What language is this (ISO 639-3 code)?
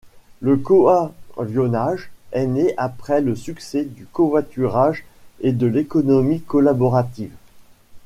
fra